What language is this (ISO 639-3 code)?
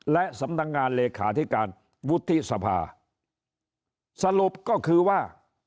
tha